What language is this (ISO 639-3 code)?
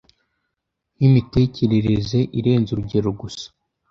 kin